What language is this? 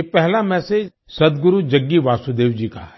Hindi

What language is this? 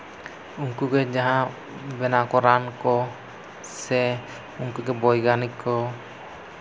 Santali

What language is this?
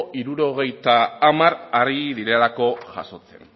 Basque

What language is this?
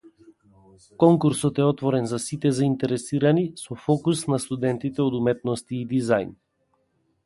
Macedonian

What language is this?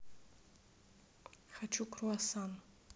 Russian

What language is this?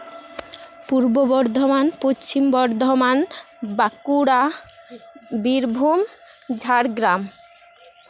Santali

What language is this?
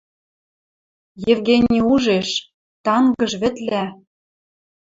Western Mari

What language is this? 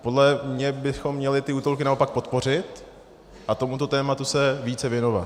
Czech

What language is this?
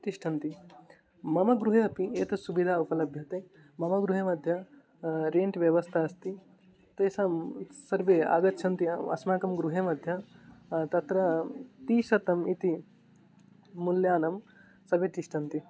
Sanskrit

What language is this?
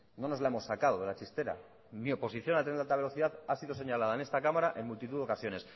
Spanish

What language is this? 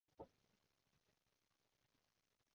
Cantonese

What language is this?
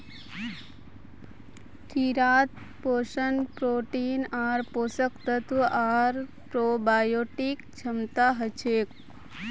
Magahi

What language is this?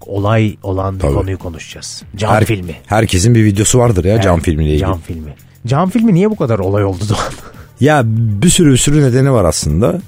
Turkish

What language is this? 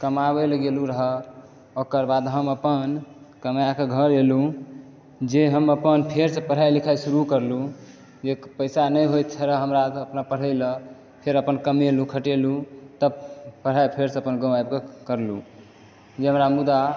Maithili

